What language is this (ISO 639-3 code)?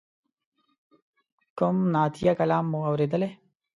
pus